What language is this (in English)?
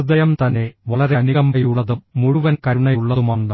Malayalam